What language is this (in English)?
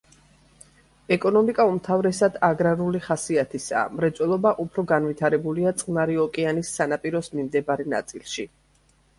Georgian